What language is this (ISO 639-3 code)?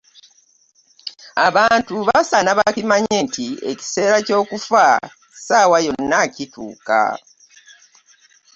lug